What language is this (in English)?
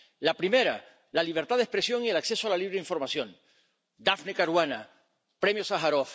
Spanish